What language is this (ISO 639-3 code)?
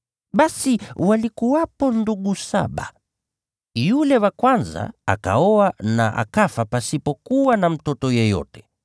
swa